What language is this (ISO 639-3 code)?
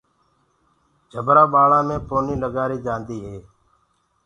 ggg